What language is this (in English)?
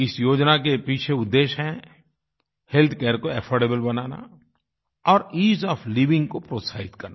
Hindi